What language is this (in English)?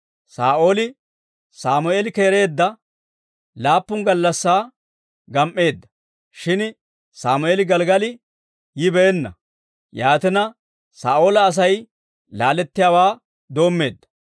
Dawro